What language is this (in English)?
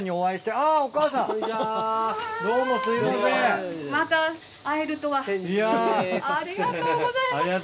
Japanese